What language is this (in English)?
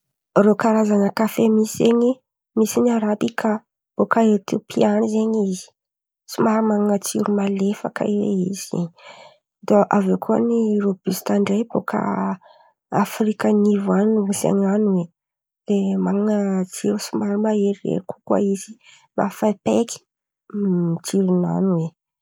Antankarana Malagasy